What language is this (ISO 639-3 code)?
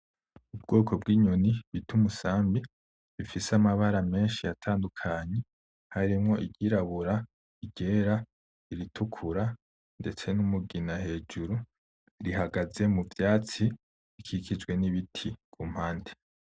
run